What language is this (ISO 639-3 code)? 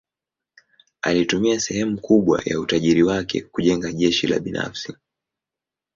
swa